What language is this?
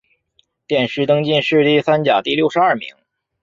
Chinese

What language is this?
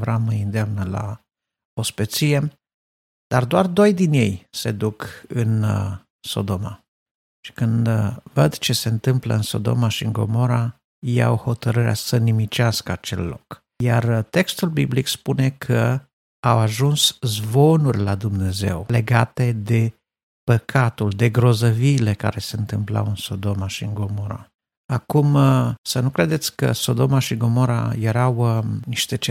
Romanian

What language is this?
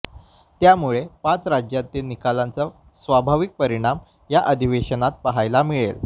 Marathi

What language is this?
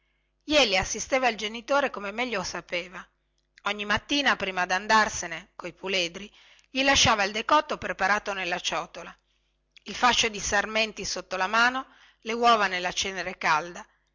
Italian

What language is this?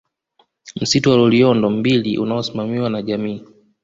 Swahili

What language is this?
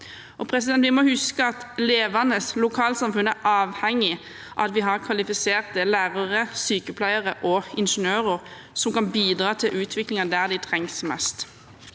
Norwegian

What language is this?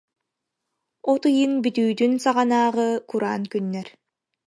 Yakut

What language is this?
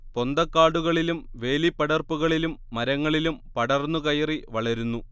Malayalam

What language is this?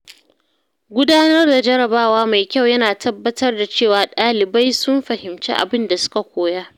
Hausa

